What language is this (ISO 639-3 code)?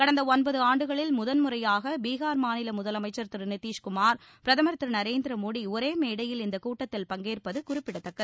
tam